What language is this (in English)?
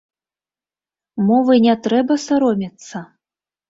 Belarusian